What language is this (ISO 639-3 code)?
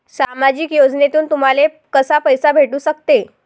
mar